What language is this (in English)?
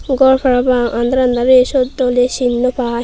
Chakma